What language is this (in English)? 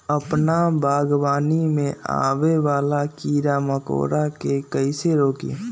Magahi